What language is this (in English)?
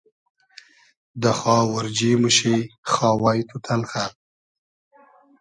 Hazaragi